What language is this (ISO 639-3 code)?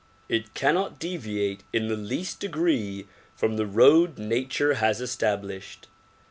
eng